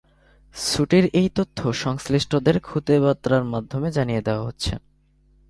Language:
Bangla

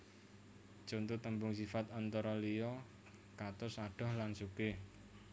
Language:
Javanese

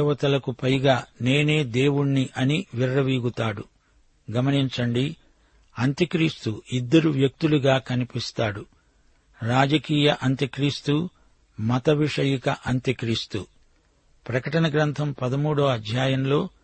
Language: Telugu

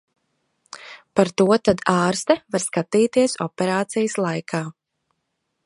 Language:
Latvian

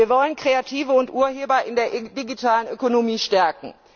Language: German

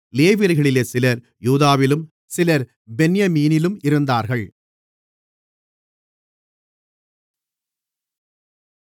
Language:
Tamil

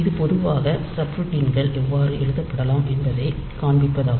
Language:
Tamil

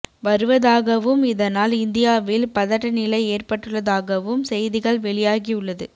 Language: Tamil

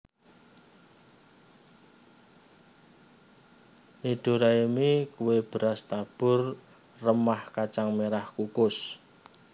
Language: Javanese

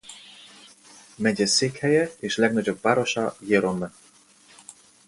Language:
Hungarian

